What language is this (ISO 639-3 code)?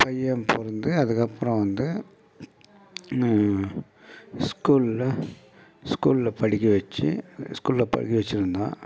tam